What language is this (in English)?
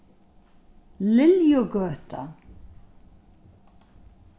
Faroese